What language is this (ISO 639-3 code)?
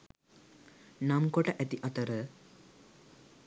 sin